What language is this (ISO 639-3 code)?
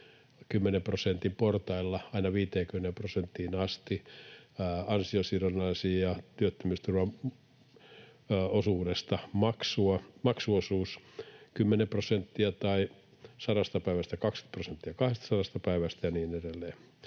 fin